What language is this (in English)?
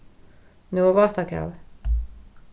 Faroese